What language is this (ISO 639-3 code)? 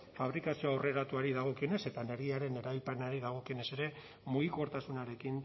eus